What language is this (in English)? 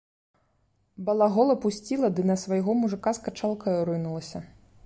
Belarusian